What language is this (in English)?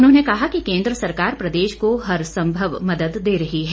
Hindi